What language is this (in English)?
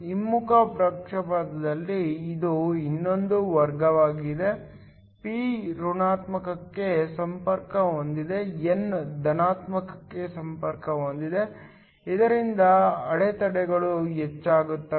Kannada